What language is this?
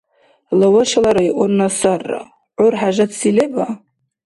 Dargwa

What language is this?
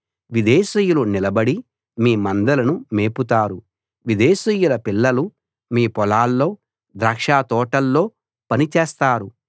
Telugu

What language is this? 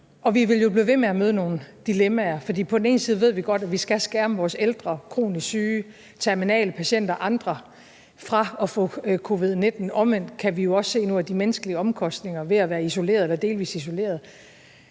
Danish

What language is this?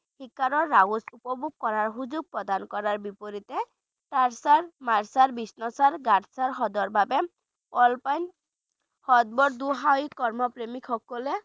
Bangla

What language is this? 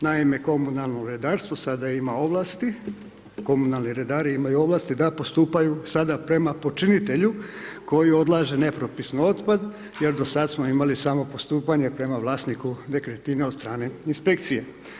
Croatian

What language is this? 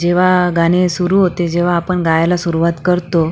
Marathi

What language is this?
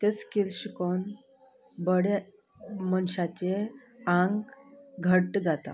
Konkani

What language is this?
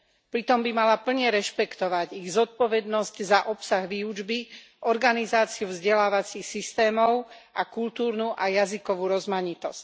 Slovak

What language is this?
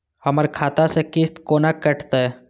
Maithili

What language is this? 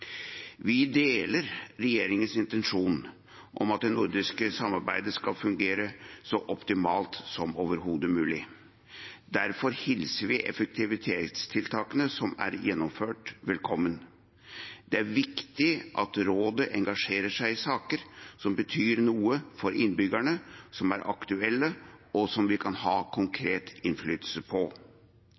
Norwegian Bokmål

